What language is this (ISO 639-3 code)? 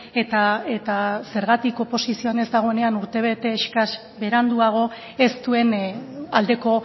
eus